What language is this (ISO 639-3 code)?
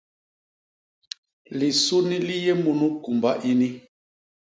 bas